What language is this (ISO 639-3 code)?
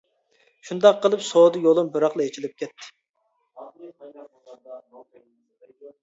uig